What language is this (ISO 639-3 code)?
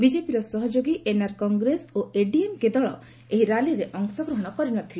ori